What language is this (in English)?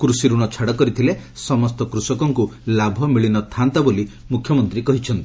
Odia